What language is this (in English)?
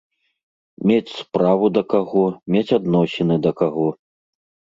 Belarusian